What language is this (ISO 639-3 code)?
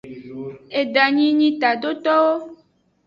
ajg